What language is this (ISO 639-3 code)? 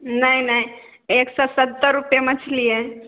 mai